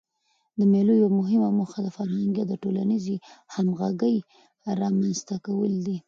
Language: Pashto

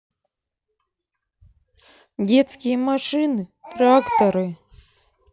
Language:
Russian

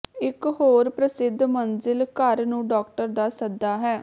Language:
Punjabi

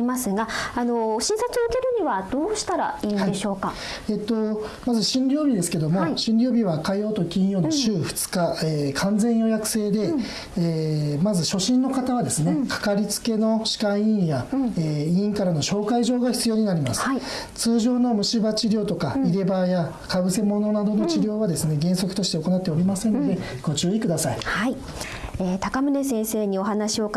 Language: Japanese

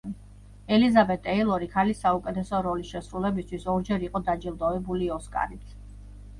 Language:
Georgian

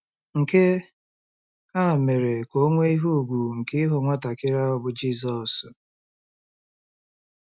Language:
Igbo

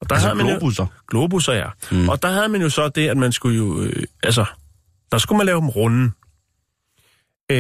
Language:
Danish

